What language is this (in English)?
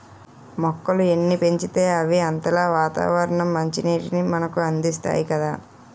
Telugu